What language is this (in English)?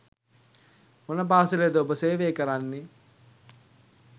Sinhala